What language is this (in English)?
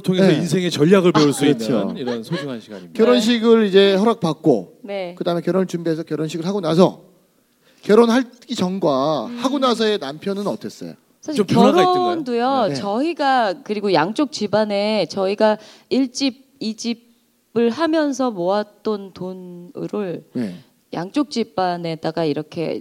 Korean